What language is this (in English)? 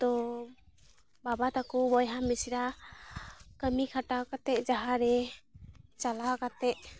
Santali